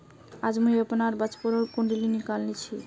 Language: Magahi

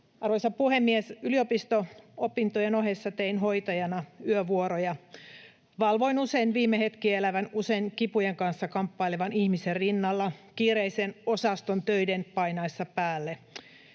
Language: Finnish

